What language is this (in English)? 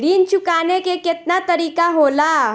Bhojpuri